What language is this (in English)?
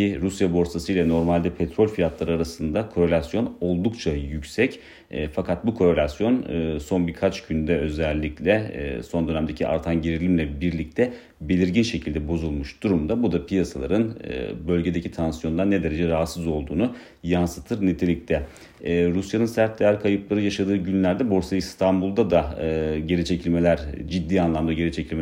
Turkish